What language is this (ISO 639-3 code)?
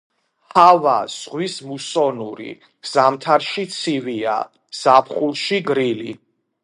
kat